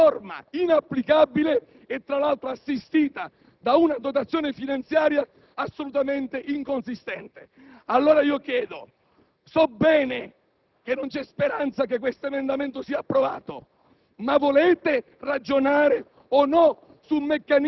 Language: Italian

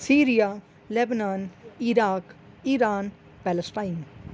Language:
Urdu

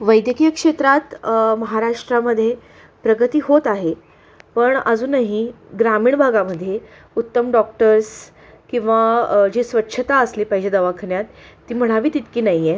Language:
Marathi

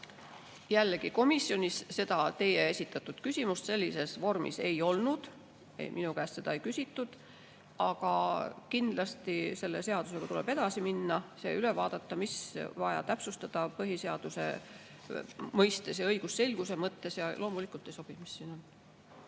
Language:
Estonian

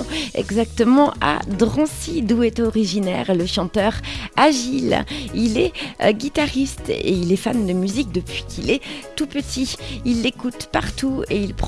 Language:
French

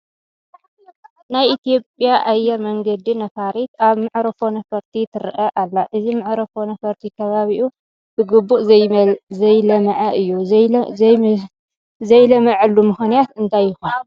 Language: Tigrinya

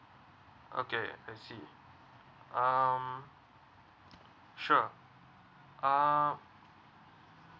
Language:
English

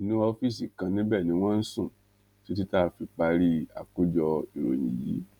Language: Yoruba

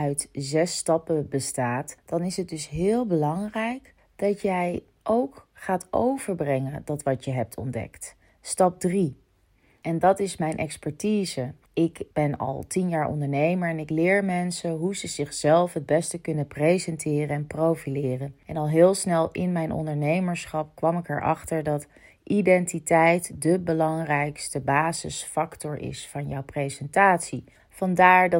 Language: Dutch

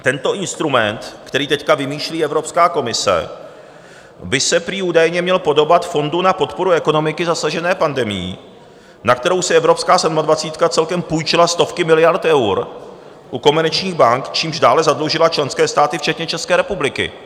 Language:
Czech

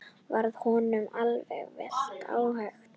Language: Icelandic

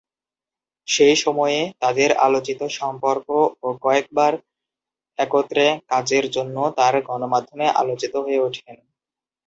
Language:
Bangla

